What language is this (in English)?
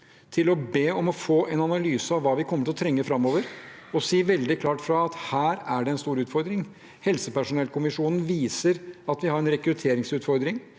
Norwegian